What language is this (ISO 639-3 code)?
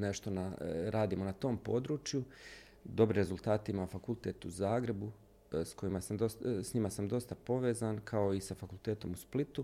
hrv